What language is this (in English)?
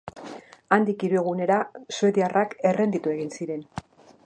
Basque